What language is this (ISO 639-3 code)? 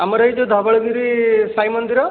ori